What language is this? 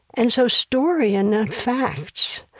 English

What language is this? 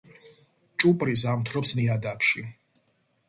Georgian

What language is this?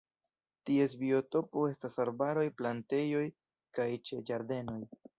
Esperanto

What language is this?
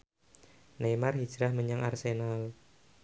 Javanese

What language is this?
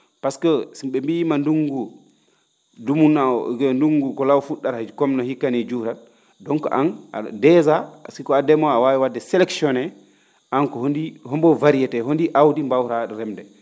Fula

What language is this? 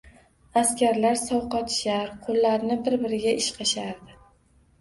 Uzbek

